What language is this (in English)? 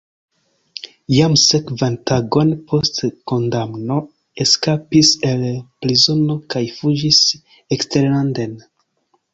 Esperanto